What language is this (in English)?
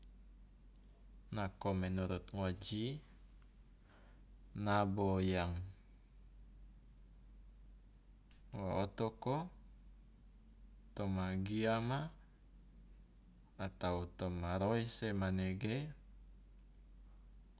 Loloda